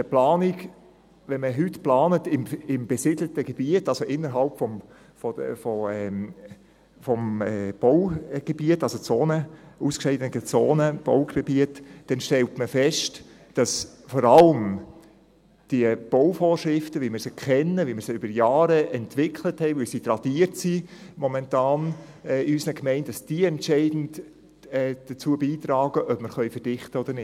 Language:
Swiss German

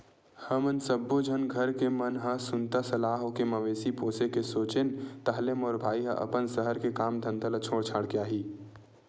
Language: Chhattisgarhi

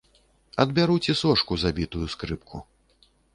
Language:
Belarusian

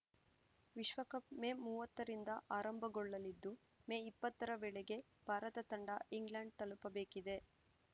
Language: Kannada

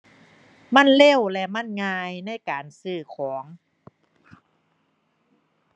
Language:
Thai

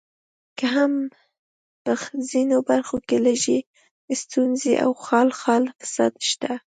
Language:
Pashto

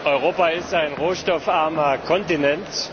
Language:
German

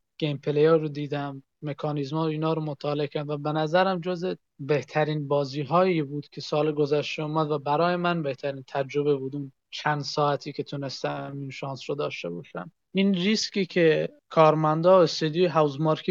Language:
Persian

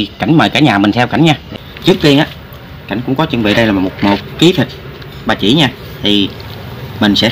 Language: Vietnamese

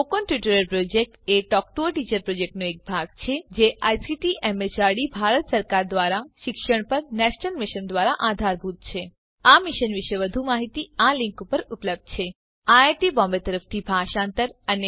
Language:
Gujarati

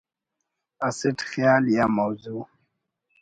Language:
Brahui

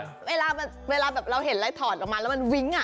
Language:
Thai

